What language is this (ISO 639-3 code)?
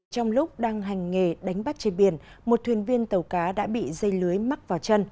vie